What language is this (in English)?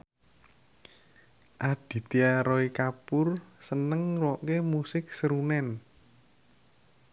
Javanese